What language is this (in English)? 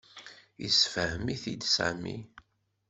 Kabyle